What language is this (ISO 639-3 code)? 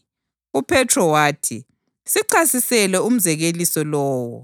nde